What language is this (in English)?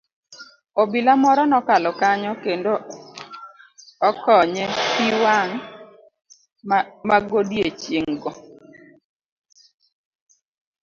Luo (Kenya and Tanzania)